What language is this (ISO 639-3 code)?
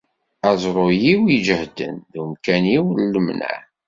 kab